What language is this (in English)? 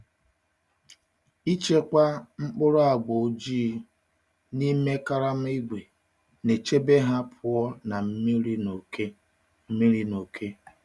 Igbo